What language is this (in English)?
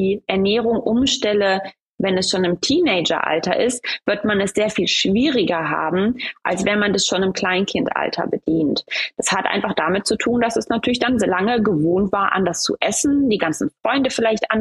German